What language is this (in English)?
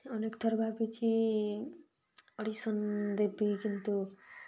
Odia